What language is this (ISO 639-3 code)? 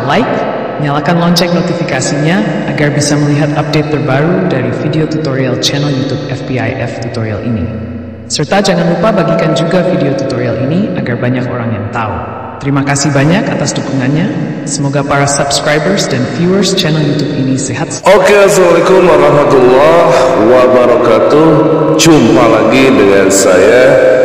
ind